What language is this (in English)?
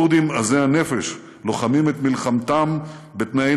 Hebrew